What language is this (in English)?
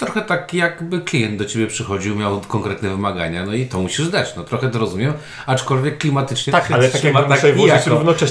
Polish